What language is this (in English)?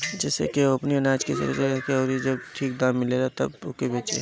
Bhojpuri